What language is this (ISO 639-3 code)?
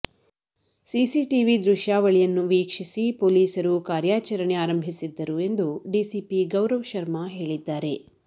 kan